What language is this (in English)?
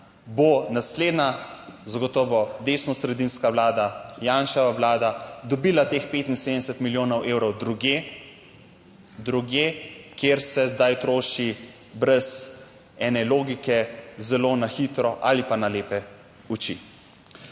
Slovenian